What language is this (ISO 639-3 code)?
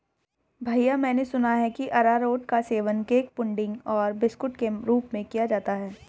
hin